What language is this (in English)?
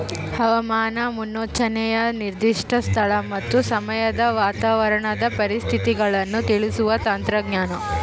Kannada